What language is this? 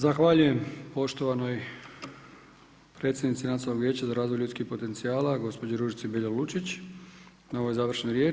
Croatian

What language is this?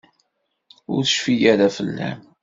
Kabyle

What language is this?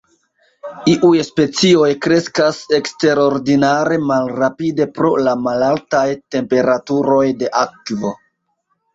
Esperanto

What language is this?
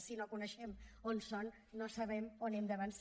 Catalan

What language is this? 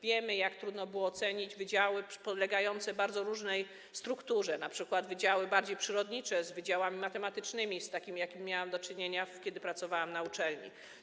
Polish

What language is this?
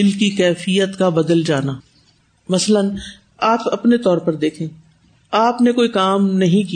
Urdu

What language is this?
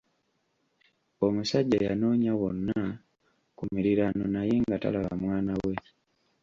Ganda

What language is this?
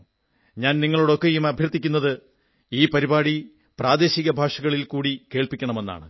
Malayalam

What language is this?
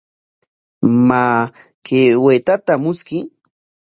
Corongo Ancash Quechua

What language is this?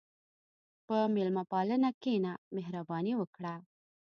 Pashto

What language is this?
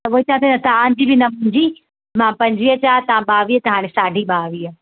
Sindhi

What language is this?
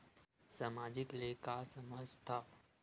Chhattisgarhi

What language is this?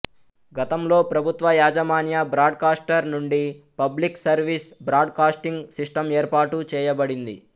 Telugu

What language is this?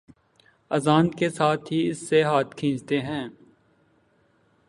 Urdu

